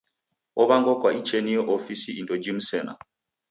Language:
Taita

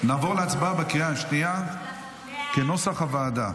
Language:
Hebrew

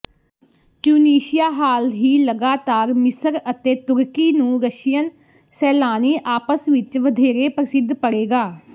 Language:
Punjabi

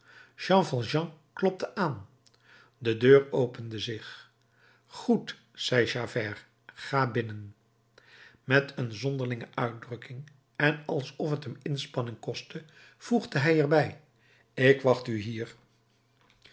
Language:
Dutch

